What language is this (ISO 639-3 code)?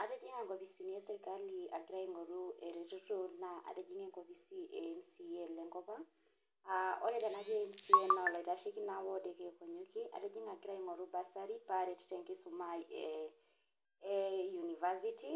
mas